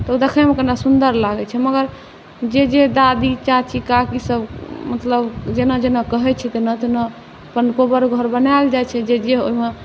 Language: Maithili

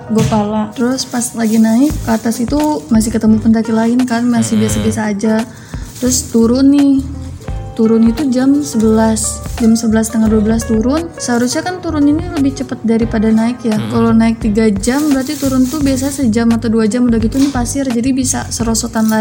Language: Indonesian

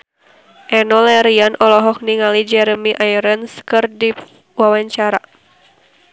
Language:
Sundanese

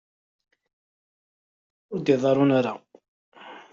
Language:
Kabyle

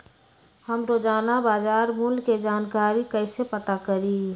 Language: Magahi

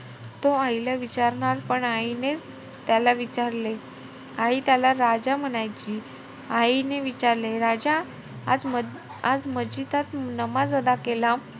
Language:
Marathi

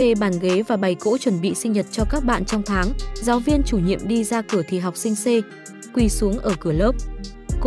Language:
Vietnamese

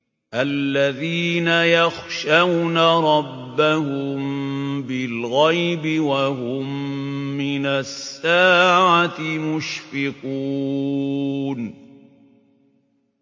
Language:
Arabic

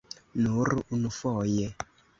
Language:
Esperanto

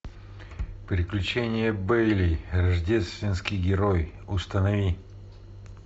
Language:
Russian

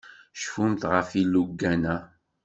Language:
Kabyle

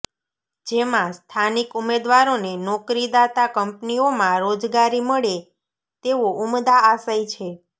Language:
Gujarati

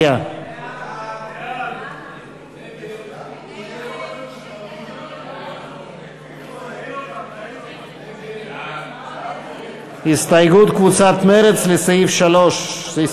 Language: Hebrew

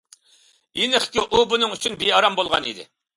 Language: Uyghur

